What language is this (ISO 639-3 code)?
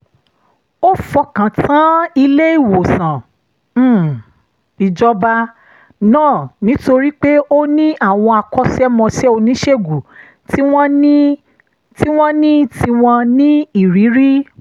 yor